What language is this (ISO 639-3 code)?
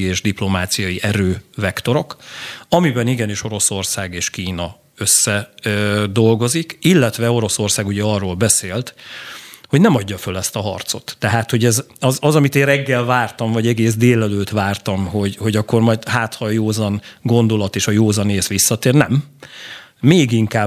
hun